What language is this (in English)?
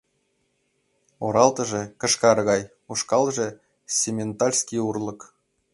Mari